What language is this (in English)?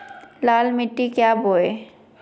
Magahi